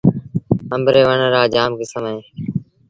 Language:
Sindhi Bhil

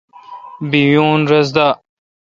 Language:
Kalkoti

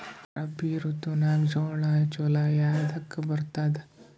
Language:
Kannada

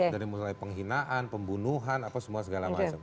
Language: Indonesian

